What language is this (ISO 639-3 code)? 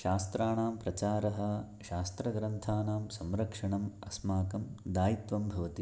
san